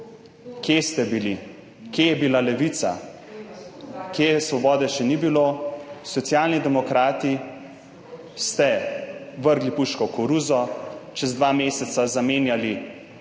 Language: Slovenian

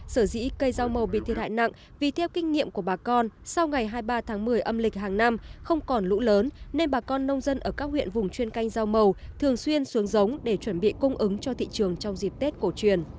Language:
Vietnamese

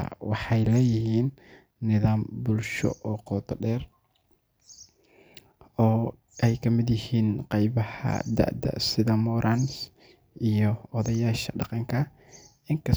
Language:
Somali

